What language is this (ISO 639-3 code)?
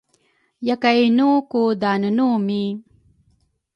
dru